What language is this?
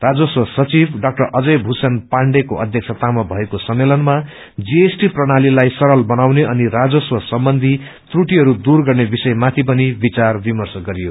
Nepali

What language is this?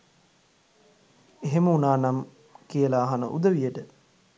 Sinhala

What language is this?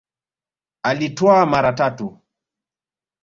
Swahili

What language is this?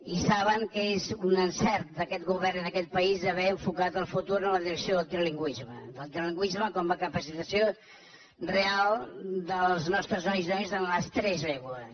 Catalan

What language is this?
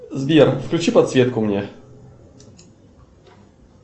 Russian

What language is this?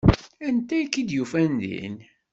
Kabyle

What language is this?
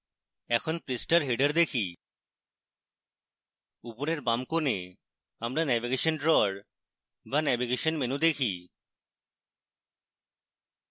Bangla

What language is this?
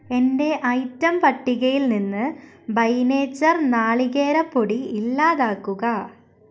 Malayalam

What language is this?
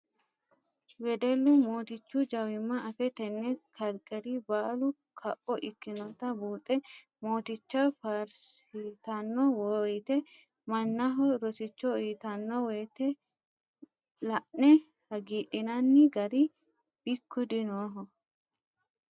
Sidamo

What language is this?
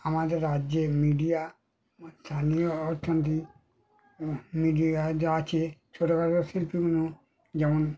Bangla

